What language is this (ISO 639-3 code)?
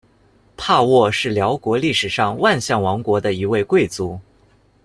zho